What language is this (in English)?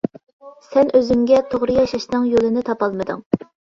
Uyghur